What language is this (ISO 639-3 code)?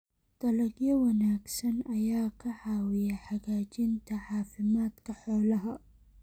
som